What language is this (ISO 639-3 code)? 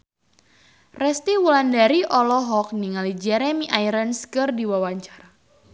sun